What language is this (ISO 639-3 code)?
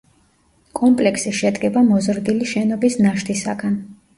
kat